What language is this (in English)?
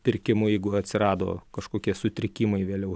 Lithuanian